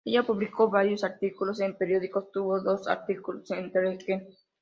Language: Spanish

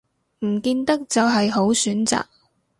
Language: Cantonese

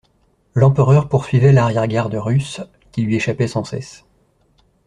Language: French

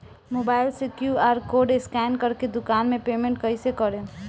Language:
Bhojpuri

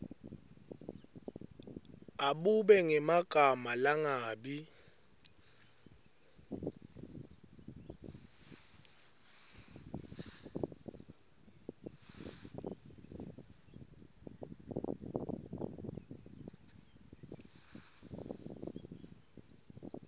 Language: Swati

